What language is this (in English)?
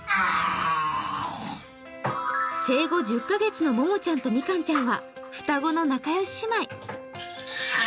Japanese